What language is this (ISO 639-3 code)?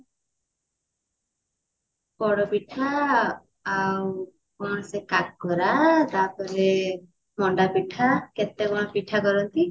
ori